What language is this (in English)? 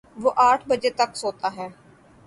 Urdu